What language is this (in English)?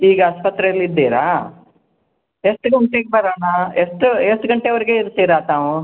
Kannada